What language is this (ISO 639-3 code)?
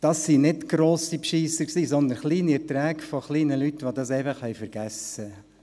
gsw